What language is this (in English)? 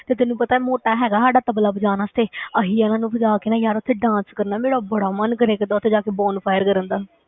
Punjabi